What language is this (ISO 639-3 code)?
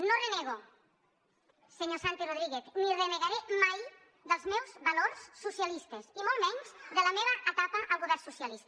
cat